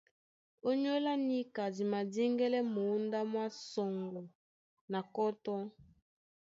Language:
Duala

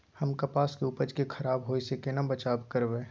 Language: Maithili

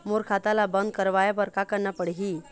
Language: Chhattisgarhi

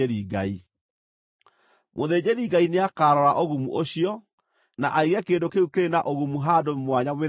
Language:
Kikuyu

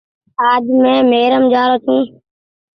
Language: Goaria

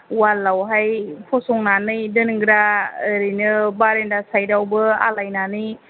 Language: Bodo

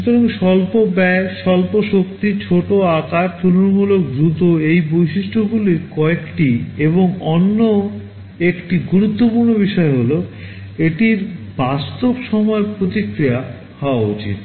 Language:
Bangla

